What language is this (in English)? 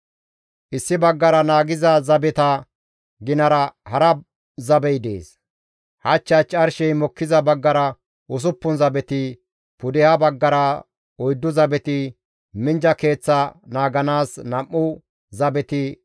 Gamo